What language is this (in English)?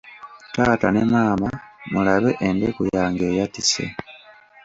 Ganda